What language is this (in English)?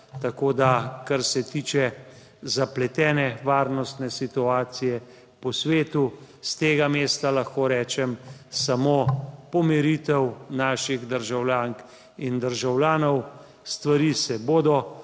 Slovenian